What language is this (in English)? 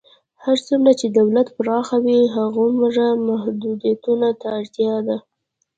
Pashto